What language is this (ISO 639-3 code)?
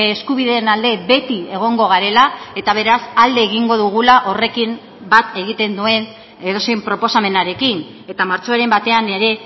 eus